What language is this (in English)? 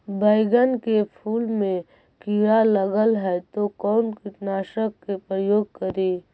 Magahi